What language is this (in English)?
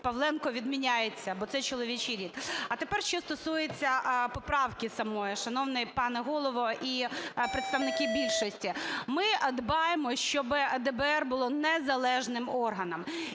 Ukrainian